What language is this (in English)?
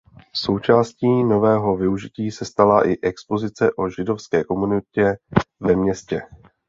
Czech